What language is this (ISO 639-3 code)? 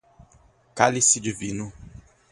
por